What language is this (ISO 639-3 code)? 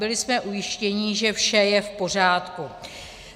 ces